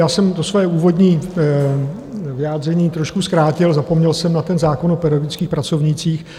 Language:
Czech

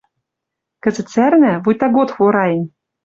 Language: Western Mari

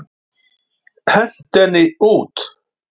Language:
Icelandic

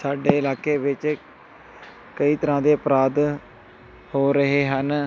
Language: Punjabi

